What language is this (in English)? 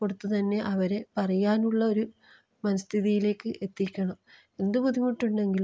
Malayalam